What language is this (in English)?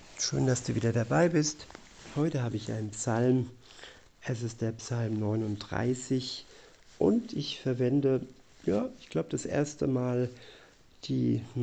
German